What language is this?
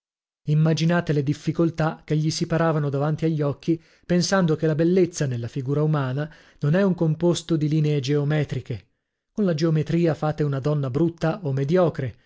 Italian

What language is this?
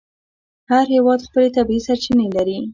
Pashto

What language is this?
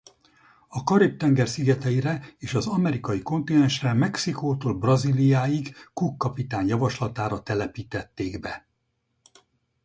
Hungarian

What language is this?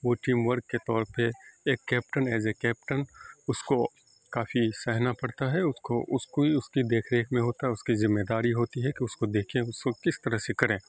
Urdu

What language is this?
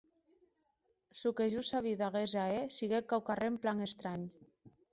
Occitan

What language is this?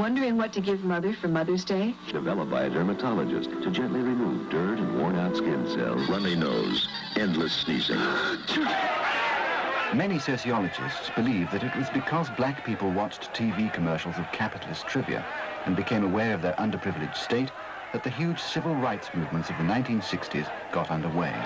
English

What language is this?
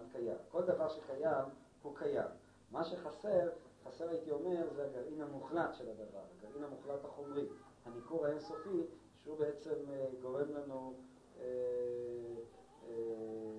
Hebrew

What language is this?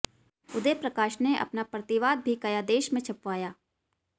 Hindi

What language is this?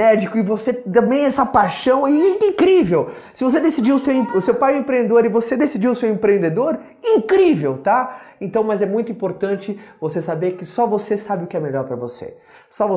Portuguese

